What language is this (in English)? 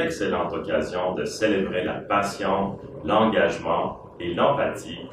French